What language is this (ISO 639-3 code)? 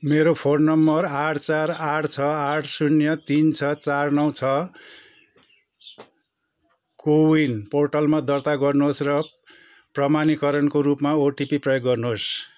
nep